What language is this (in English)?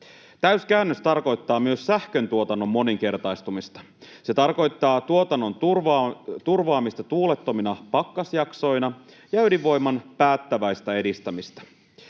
Finnish